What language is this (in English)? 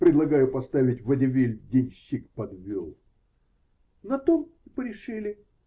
Russian